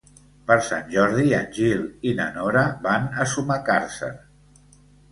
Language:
Catalan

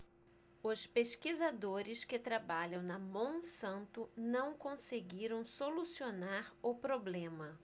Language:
Portuguese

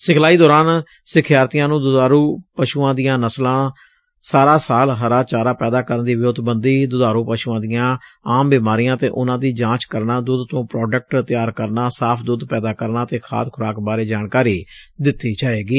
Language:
Punjabi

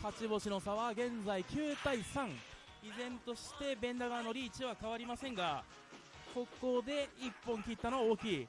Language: Japanese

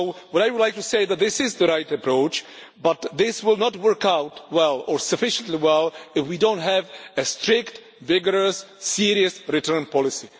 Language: English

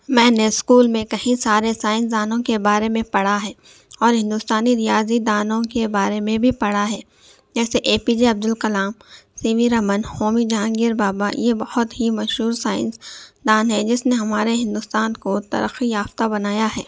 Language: Urdu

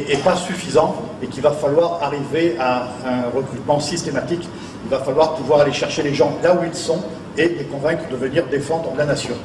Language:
French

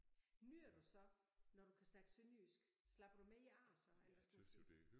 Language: Danish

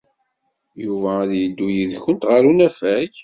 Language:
Kabyle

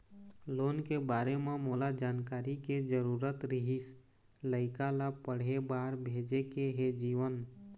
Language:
Chhattisgarhi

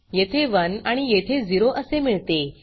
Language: Marathi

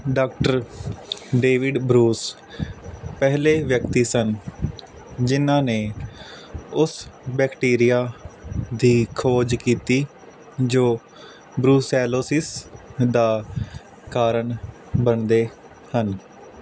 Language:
Punjabi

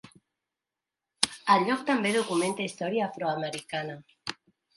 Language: Catalan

